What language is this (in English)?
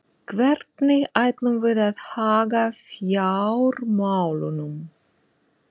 Icelandic